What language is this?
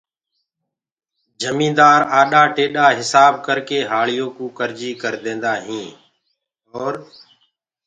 Gurgula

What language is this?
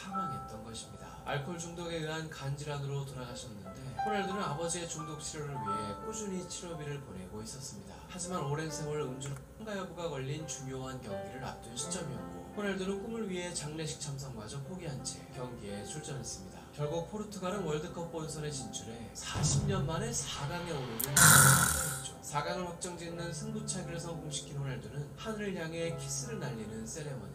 Korean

